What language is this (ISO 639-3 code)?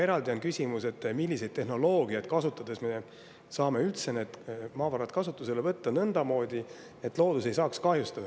est